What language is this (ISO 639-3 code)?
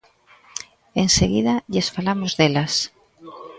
glg